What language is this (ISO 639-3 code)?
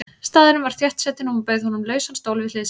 isl